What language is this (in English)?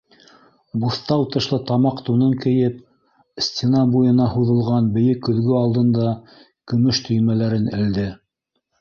Bashkir